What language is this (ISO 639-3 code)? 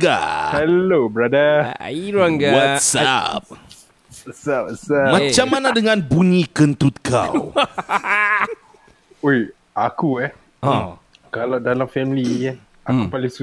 msa